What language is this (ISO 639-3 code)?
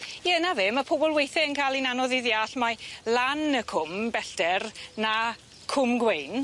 cym